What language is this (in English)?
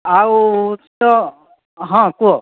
Odia